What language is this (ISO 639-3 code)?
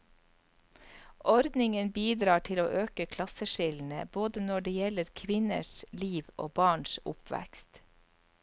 nor